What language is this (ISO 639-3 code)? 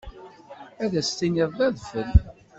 kab